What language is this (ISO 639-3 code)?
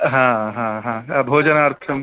san